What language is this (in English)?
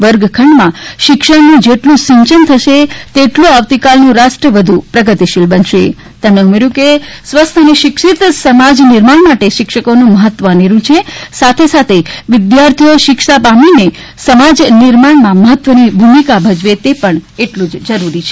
Gujarati